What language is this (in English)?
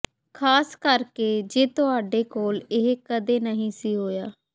Punjabi